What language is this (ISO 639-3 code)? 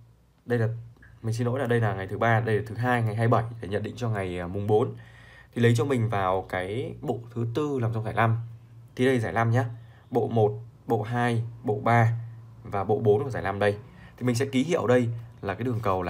vie